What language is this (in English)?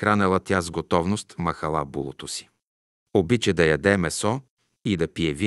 Bulgarian